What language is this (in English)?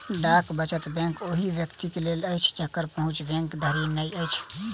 Maithili